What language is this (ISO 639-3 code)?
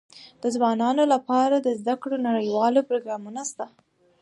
pus